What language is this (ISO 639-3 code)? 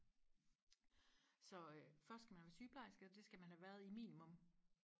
dan